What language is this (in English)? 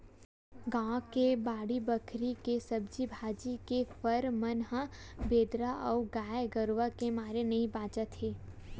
Chhattisgarhi